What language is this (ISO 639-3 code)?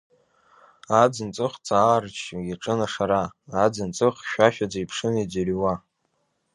abk